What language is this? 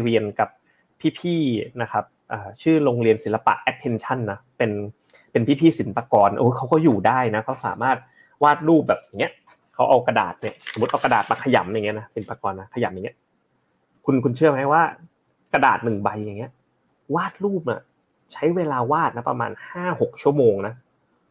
Thai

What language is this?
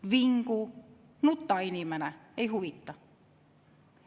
Estonian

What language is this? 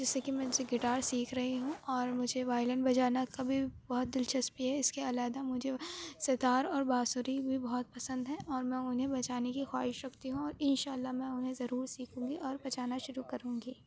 Urdu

